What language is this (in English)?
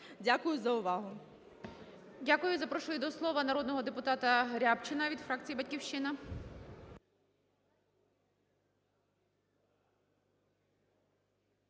Ukrainian